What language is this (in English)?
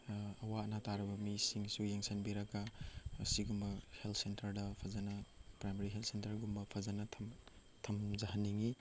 Manipuri